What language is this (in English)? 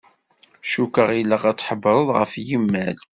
Kabyle